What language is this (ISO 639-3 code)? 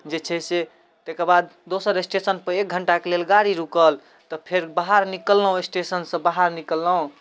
mai